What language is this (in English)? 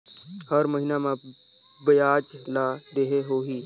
Chhattisgarhi